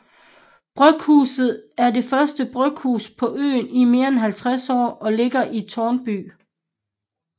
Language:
Danish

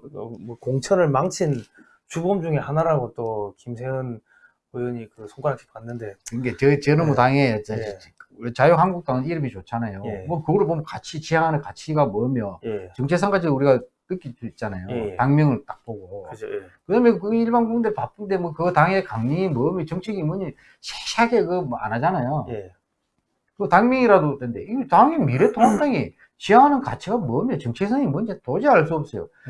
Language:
Korean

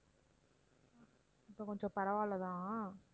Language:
Tamil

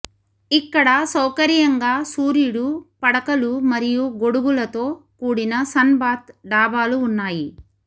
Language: Telugu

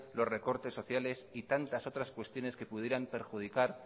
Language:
Spanish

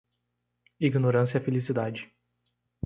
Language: Portuguese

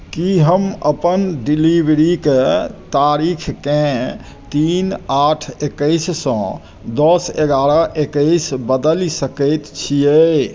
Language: Maithili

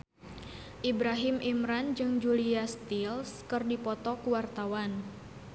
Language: Sundanese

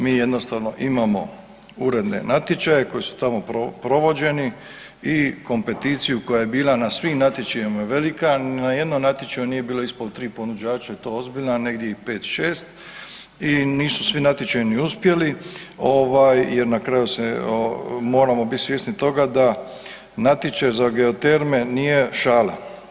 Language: Croatian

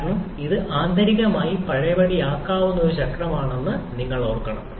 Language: Malayalam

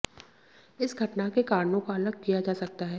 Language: Hindi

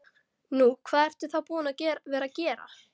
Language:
Icelandic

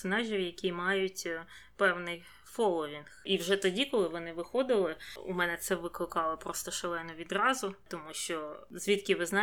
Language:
Ukrainian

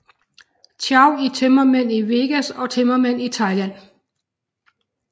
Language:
Danish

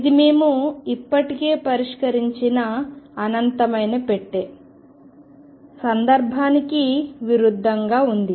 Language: Telugu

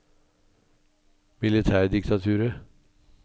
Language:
Norwegian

